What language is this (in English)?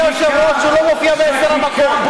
Hebrew